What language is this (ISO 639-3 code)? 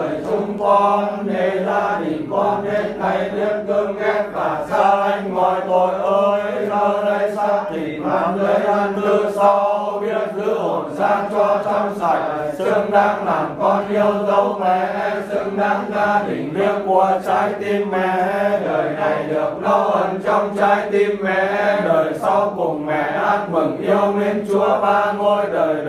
vie